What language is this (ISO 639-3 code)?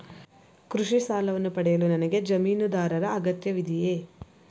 kan